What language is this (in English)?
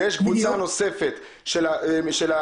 Hebrew